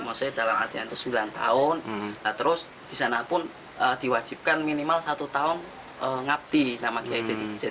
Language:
Indonesian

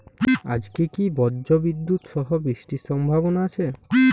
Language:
Bangla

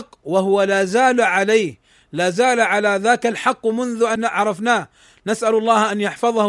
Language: Arabic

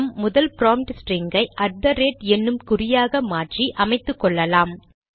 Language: Tamil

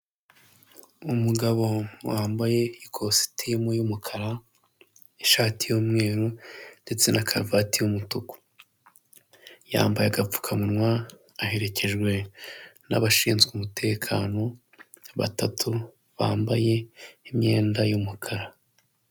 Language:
Kinyarwanda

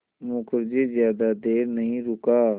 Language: Hindi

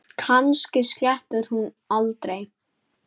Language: Icelandic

